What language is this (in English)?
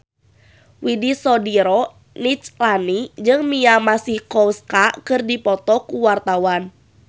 Sundanese